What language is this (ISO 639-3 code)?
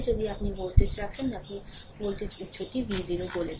ben